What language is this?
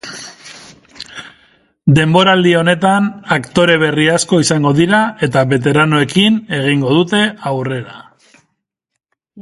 Basque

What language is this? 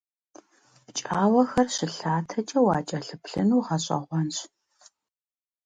Kabardian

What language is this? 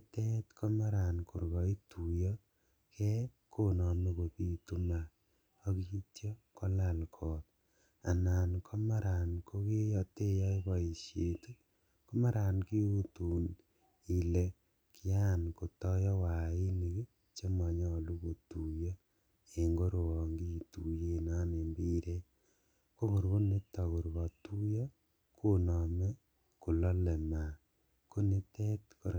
Kalenjin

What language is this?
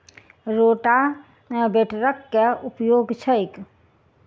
Maithili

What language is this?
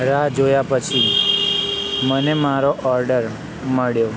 Gujarati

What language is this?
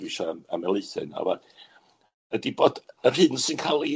Welsh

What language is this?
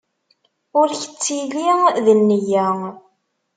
Kabyle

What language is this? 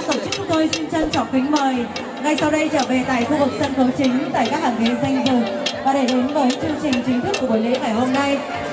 Vietnamese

